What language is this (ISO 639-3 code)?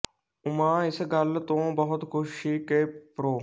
pan